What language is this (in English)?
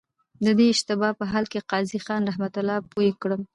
Pashto